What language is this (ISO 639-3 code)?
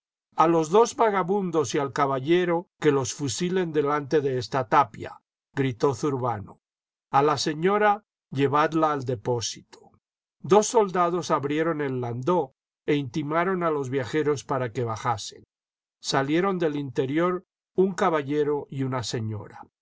spa